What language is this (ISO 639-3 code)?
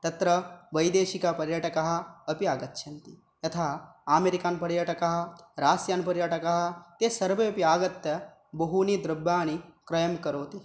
san